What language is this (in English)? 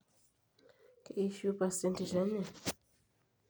Masai